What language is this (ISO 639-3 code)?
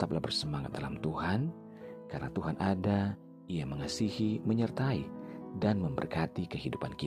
ind